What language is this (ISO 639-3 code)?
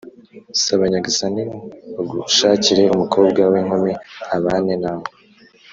kin